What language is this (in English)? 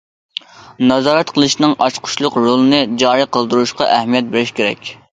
Uyghur